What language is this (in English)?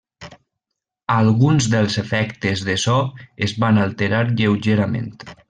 Catalan